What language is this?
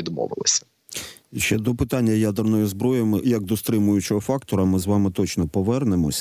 Ukrainian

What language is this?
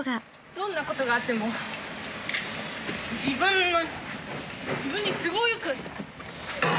Japanese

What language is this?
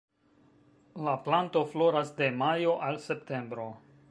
Esperanto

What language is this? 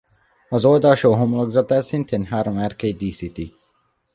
Hungarian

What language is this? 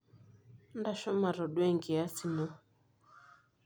Masai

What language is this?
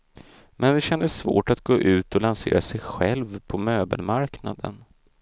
Swedish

